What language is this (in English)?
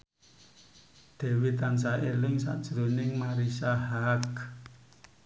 Javanese